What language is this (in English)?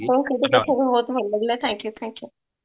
Odia